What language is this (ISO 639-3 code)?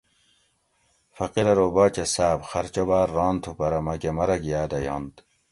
gwc